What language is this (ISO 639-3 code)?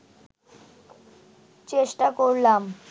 ben